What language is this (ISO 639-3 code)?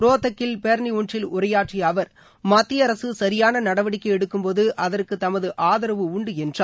tam